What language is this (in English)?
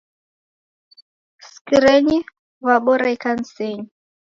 Taita